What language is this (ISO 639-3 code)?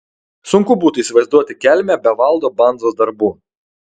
lit